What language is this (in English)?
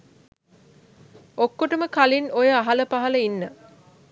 Sinhala